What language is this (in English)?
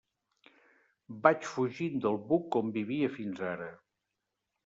Catalan